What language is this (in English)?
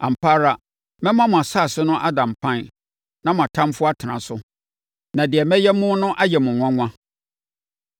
Akan